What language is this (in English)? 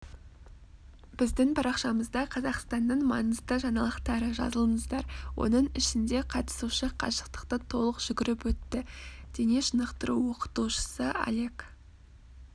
Kazakh